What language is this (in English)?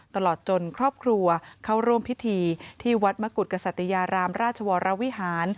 Thai